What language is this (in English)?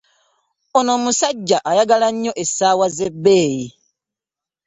Ganda